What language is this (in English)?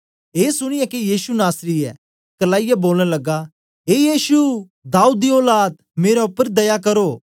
Dogri